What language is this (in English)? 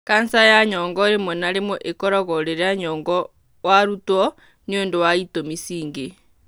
Kikuyu